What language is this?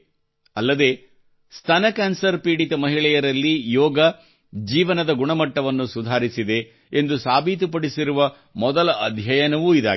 Kannada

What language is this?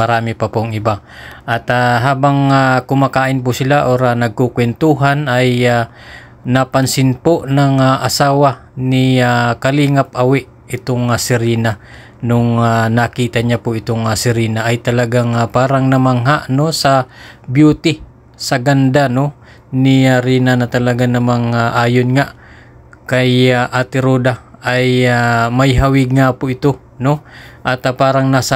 Filipino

